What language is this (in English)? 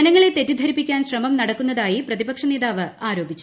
Malayalam